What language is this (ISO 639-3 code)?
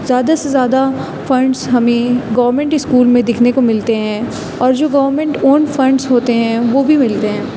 urd